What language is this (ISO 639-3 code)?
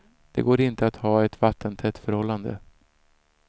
swe